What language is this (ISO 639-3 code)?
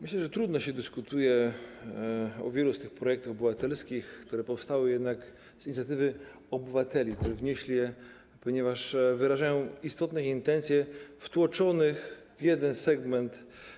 pol